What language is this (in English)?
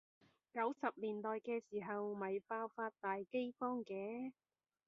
Cantonese